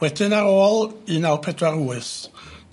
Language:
Welsh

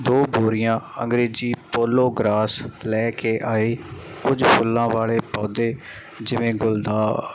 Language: Punjabi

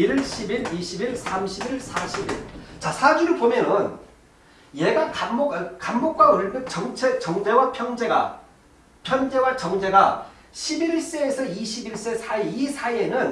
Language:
Korean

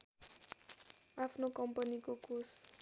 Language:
Nepali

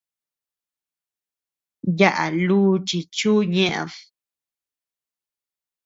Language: Tepeuxila Cuicatec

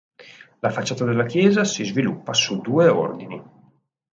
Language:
Italian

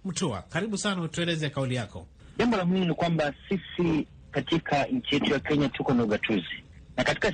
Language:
Swahili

